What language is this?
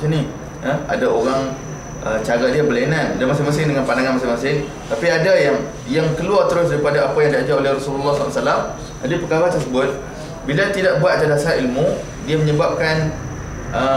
Malay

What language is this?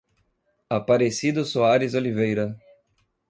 Portuguese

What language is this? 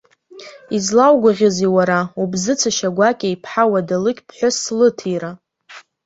Abkhazian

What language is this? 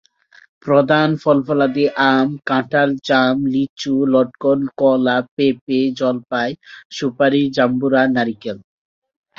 Bangla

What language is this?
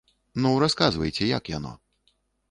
Belarusian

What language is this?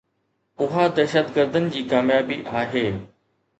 Sindhi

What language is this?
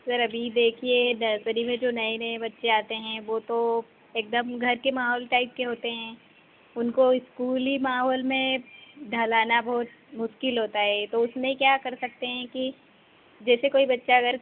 Hindi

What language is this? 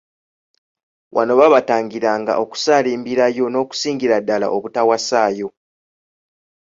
Ganda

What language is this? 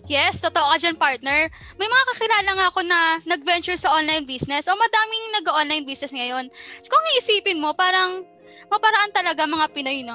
Filipino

